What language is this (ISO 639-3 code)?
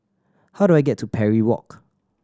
eng